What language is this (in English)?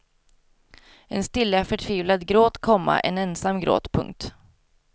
Swedish